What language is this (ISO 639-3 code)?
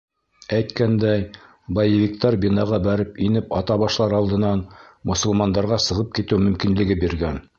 bak